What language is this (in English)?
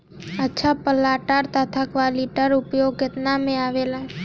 Bhojpuri